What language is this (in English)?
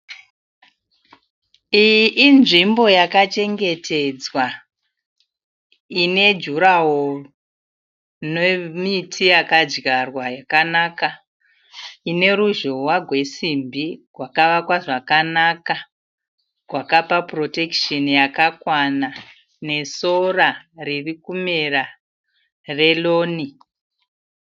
Shona